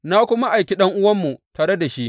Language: Hausa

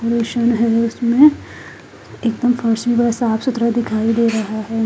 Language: Hindi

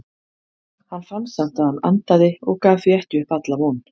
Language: Icelandic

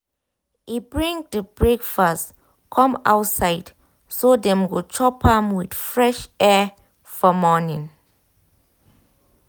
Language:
Nigerian Pidgin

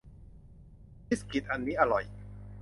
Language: Thai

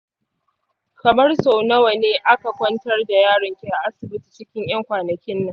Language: Hausa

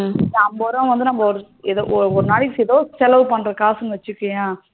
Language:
Tamil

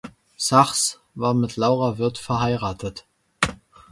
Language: German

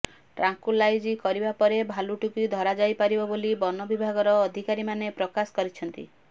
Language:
Odia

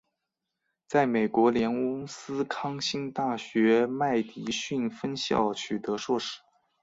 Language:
Chinese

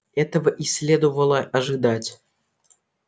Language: Russian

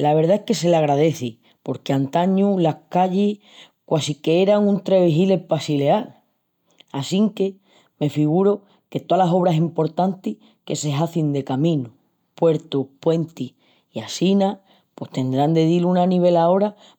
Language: Extremaduran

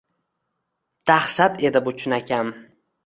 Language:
Uzbek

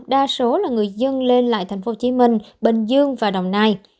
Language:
Vietnamese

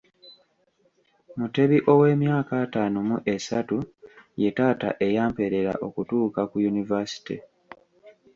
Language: Ganda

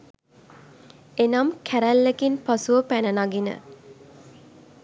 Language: Sinhala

